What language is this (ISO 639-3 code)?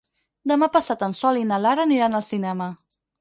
cat